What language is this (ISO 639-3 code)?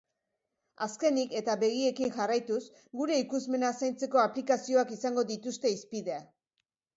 eus